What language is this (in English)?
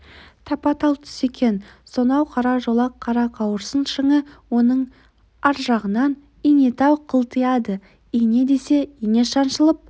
Kazakh